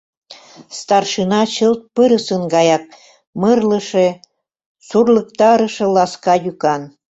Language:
Mari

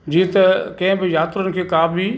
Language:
Sindhi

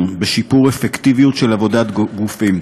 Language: Hebrew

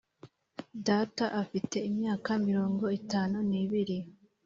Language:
Kinyarwanda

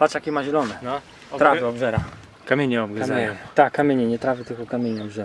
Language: Polish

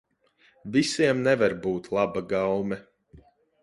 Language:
Latvian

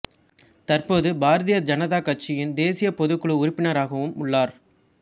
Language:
Tamil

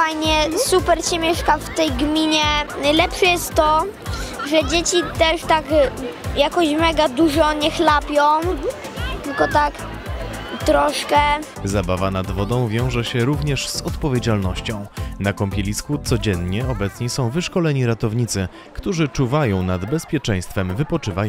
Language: Polish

